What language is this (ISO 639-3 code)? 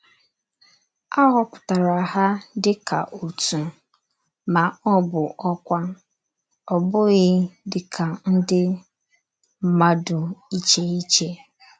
ibo